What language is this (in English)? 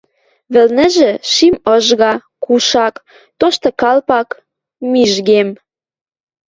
Western Mari